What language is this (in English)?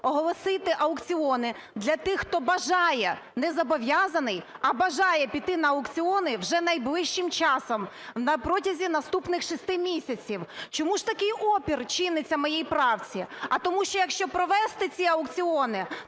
Ukrainian